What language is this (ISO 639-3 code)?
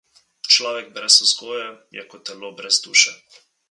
slv